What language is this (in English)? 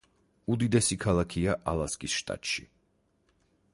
Georgian